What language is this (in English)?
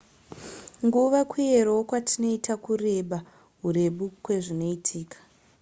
Shona